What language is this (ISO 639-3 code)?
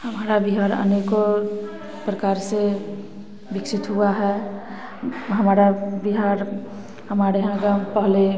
hin